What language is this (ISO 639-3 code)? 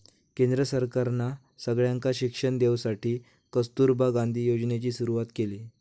mar